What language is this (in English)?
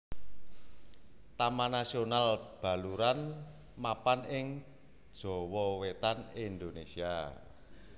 Javanese